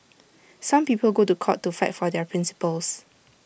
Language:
English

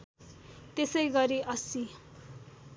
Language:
Nepali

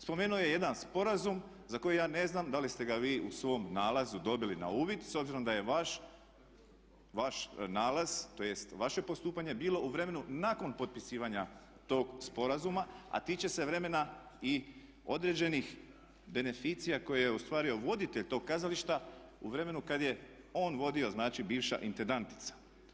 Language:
Croatian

